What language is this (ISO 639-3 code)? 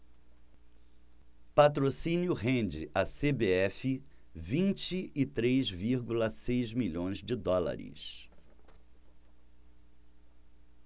por